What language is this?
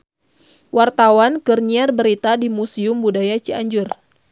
Sundanese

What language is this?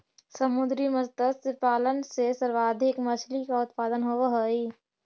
Magahi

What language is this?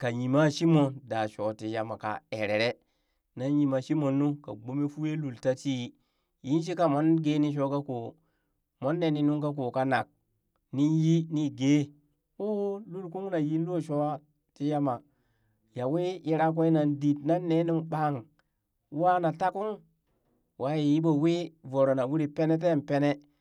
Burak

